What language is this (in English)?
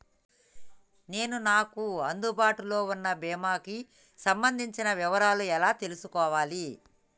Telugu